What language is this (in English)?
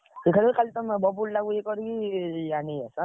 Odia